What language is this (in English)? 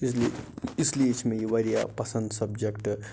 Kashmiri